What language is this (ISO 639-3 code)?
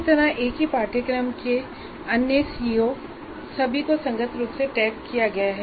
hin